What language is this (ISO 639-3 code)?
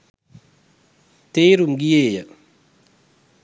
sin